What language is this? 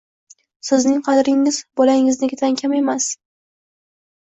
Uzbek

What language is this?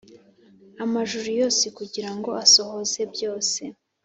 Kinyarwanda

